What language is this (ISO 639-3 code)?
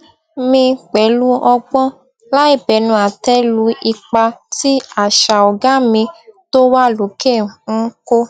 yor